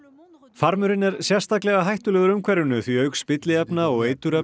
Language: Icelandic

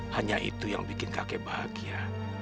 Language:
Indonesian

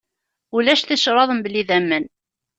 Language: Kabyle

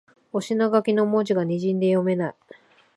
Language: Japanese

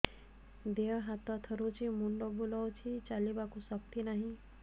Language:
Odia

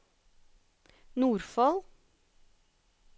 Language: Norwegian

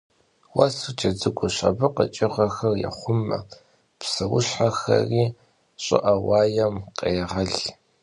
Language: Kabardian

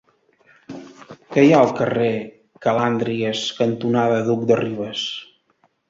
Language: Catalan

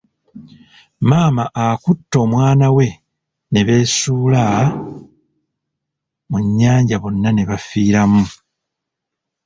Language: Ganda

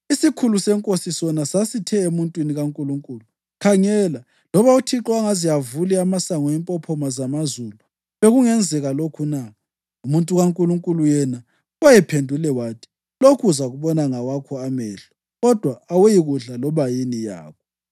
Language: North Ndebele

